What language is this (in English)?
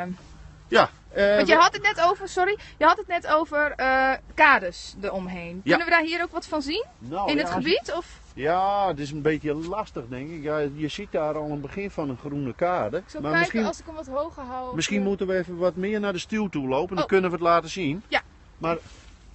Dutch